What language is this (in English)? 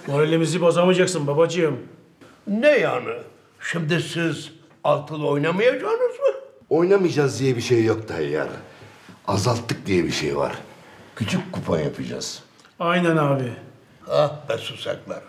Turkish